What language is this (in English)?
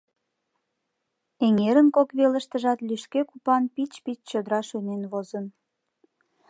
Mari